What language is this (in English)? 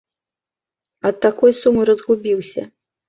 Belarusian